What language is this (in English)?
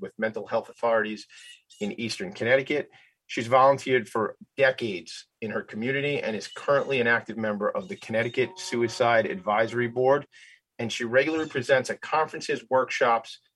English